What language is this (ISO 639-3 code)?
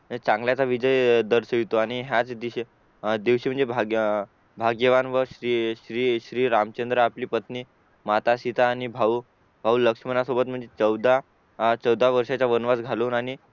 mar